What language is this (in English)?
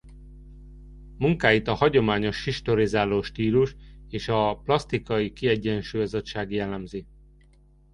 Hungarian